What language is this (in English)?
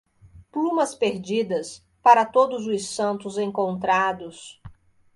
Portuguese